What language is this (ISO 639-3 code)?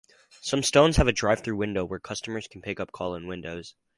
eng